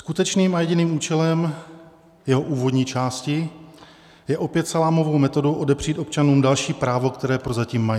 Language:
Czech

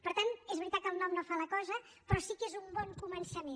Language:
Catalan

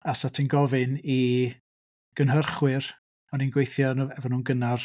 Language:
Welsh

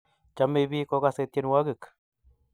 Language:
Kalenjin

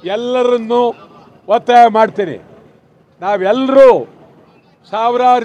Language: Kannada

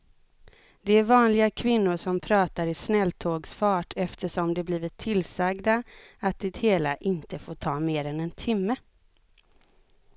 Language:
Swedish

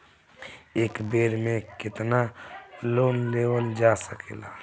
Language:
Bhojpuri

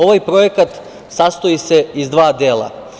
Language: Serbian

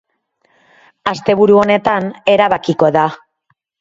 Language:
Basque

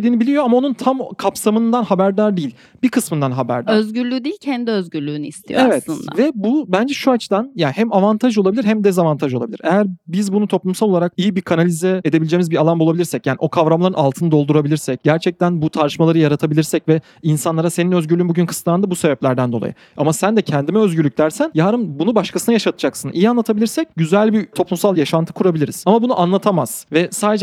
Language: Turkish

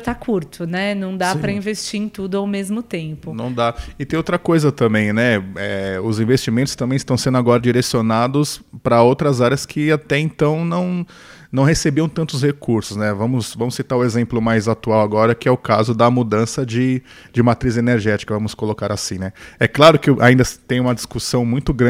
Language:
Portuguese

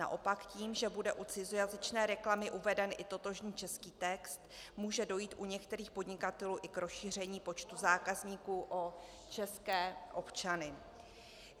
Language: Czech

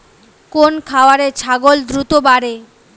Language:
Bangla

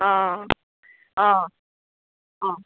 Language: Assamese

